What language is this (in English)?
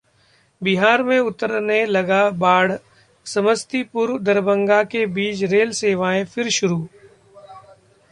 Hindi